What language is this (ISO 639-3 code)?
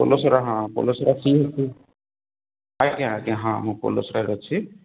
ori